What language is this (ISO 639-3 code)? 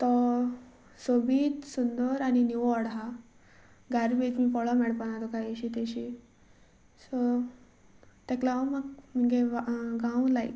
kok